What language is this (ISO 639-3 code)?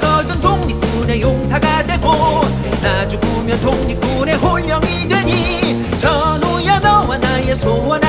kor